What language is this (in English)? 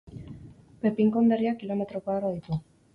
Basque